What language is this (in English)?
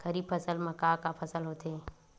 Chhattisgarhi